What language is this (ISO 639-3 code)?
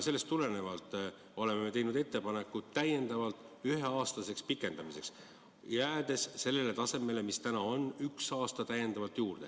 est